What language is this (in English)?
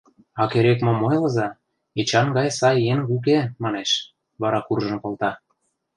Mari